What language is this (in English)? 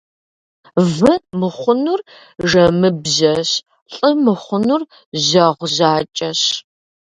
Kabardian